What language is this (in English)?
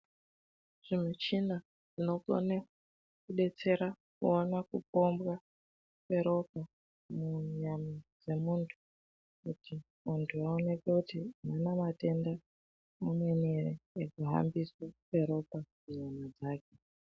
Ndau